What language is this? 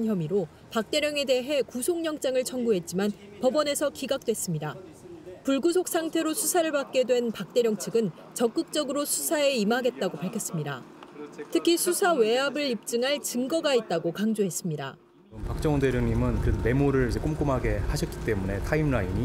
Korean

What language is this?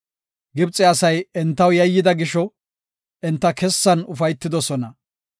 Gofa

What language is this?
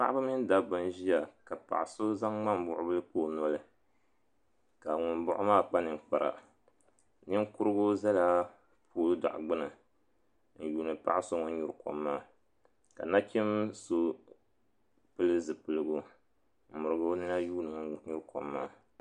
Dagbani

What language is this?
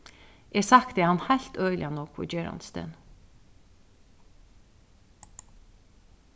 Faroese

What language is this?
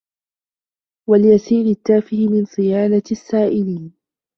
Arabic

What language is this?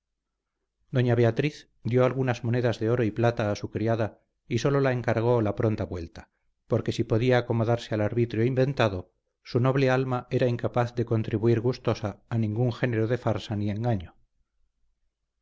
Spanish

